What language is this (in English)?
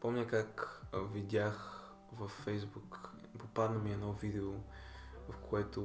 Bulgarian